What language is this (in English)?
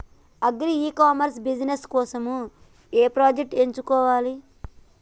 Telugu